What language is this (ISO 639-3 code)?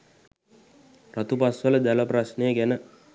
sin